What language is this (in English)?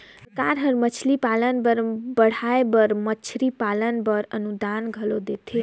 Chhattisgarhi